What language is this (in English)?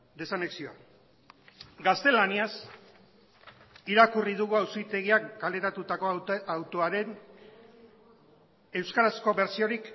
Basque